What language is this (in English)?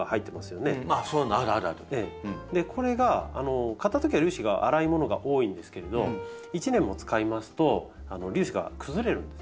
Japanese